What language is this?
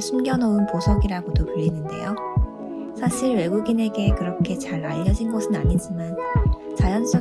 Korean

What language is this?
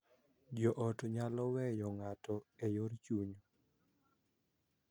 Luo (Kenya and Tanzania)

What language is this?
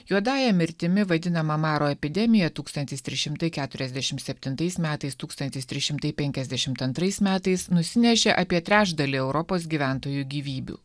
Lithuanian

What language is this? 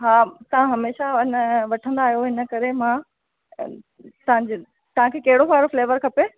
Sindhi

